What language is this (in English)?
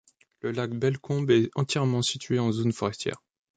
French